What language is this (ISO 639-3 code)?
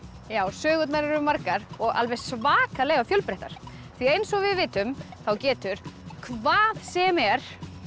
isl